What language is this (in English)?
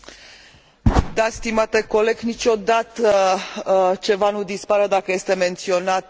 Romanian